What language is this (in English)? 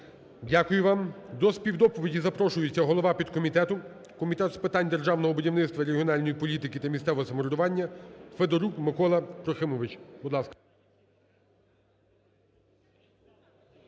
Ukrainian